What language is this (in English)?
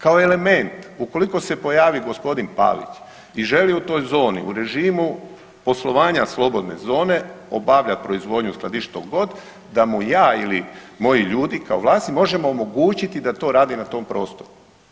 Croatian